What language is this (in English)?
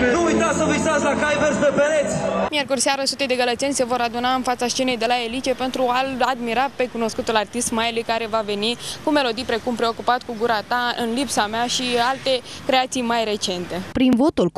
Romanian